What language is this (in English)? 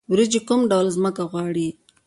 Pashto